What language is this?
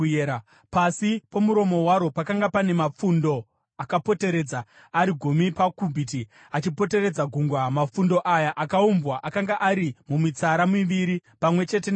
Shona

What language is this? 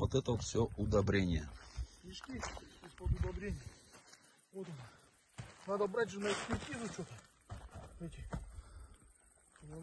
Russian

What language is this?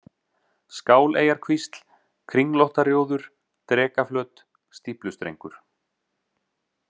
Icelandic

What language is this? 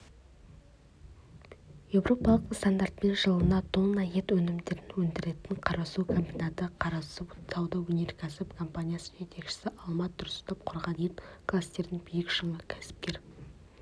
Kazakh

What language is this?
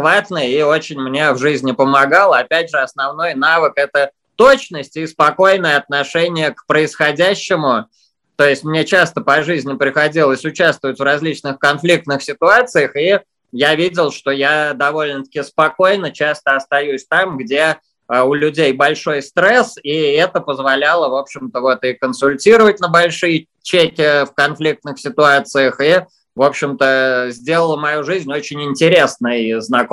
Russian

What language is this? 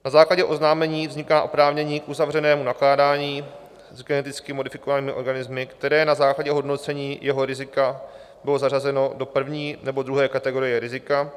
Czech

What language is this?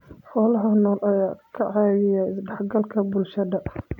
Somali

